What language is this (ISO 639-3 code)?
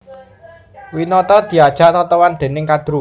jav